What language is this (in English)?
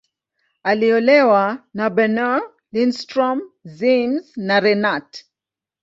Swahili